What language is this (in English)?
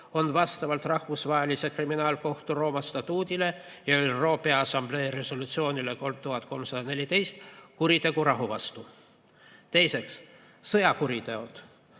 Estonian